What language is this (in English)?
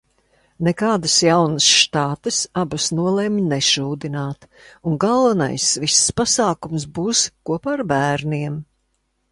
Latvian